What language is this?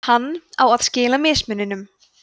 Icelandic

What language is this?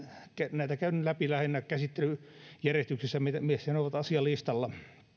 Finnish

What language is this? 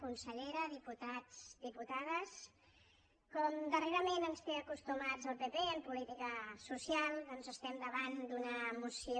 Catalan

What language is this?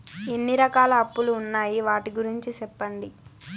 Telugu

